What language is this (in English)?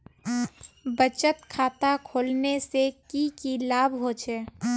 Magahi